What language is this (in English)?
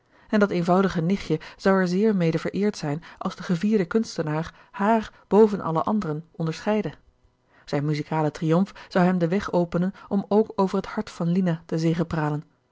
Dutch